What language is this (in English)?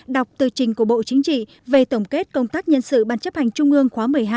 Vietnamese